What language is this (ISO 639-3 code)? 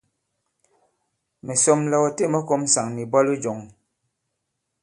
abb